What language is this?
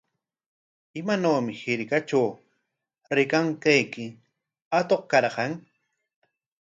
Corongo Ancash Quechua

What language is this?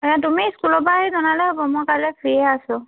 Assamese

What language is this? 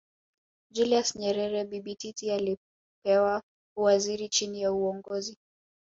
Swahili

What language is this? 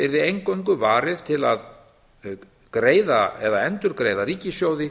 Icelandic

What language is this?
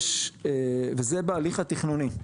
Hebrew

